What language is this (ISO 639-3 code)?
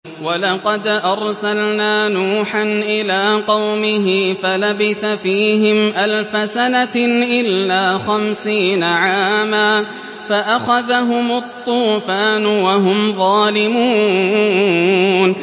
ara